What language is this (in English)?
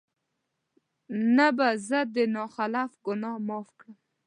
Pashto